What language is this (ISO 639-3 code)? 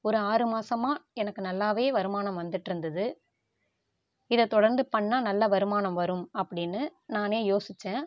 tam